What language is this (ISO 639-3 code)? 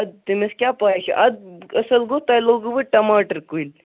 kas